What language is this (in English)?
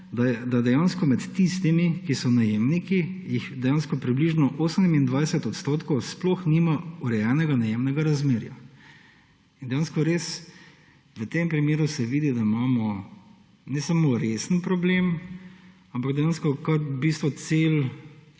Slovenian